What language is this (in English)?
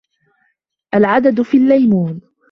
Arabic